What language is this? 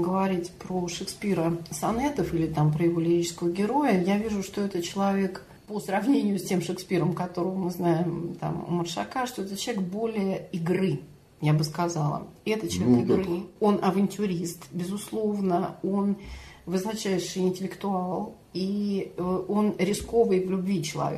Russian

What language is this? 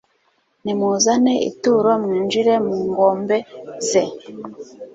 Kinyarwanda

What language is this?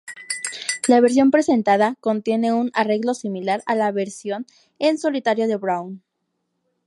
Spanish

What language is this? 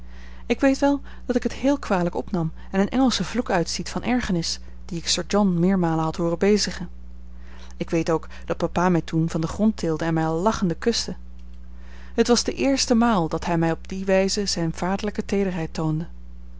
Dutch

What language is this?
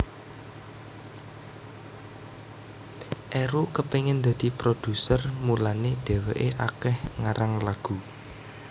Javanese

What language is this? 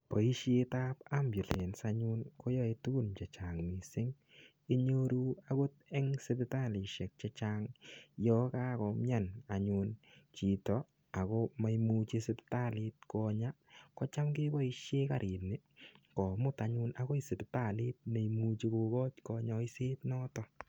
Kalenjin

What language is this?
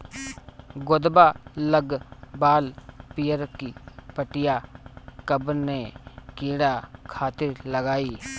Bhojpuri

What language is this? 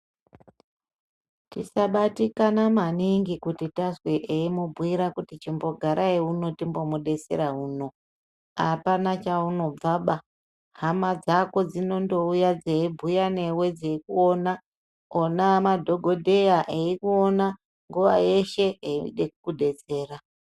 Ndau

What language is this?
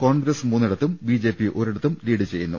Malayalam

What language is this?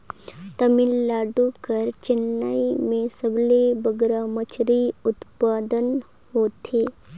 Chhattisgarhi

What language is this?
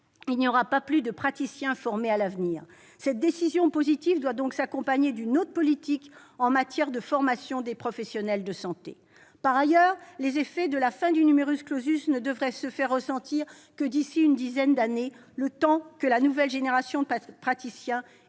French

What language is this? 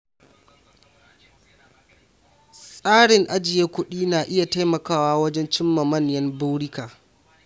Hausa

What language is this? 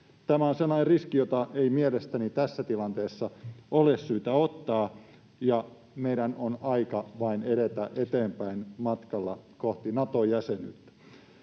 Finnish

